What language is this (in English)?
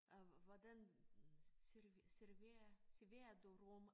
Danish